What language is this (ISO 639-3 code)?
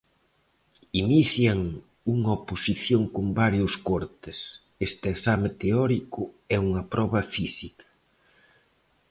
glg